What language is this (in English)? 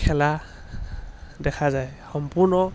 Assamese